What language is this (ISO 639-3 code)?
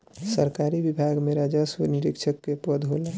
bho